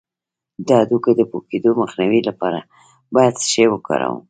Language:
Pashto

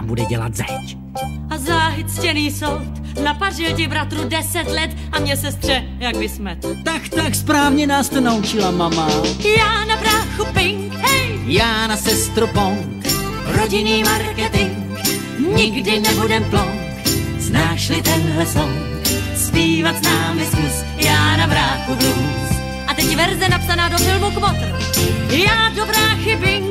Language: Czech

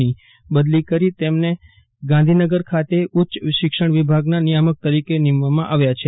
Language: Gujarati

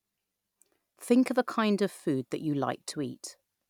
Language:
English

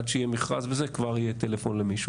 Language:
Hebrew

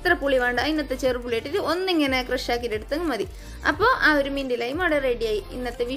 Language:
Hindi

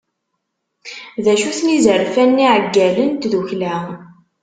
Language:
Kabyle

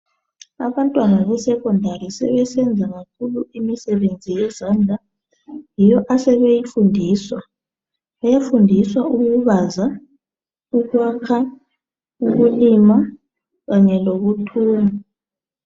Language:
North Ndebele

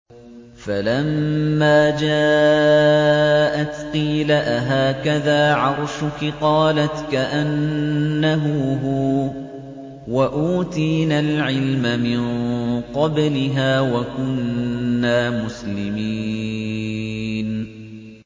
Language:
Arabic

